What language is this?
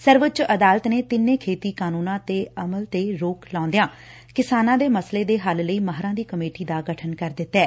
Punjabi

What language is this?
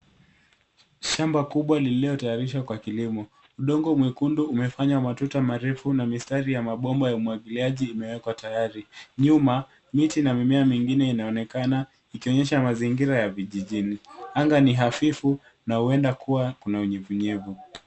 Swahili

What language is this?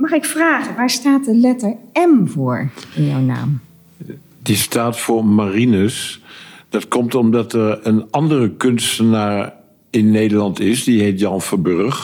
Dutch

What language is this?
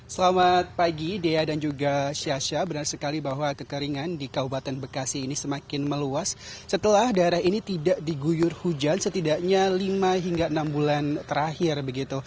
Indonesian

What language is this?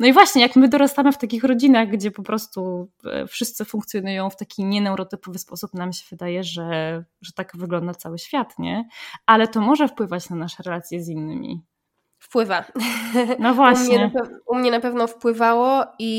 Polish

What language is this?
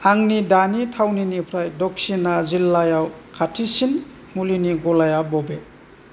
Bodo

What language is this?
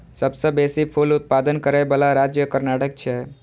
Maithili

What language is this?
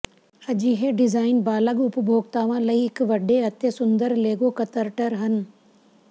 Punjabi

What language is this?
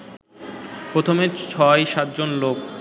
Bangla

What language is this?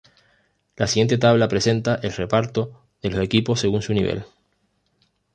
Spanish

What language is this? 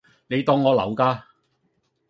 Cantonese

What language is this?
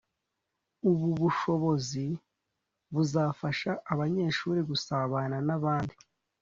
Kinyarwanda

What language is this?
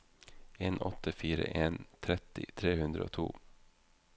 Norwegian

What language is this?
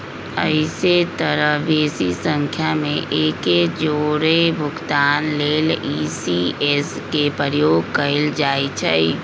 Magahi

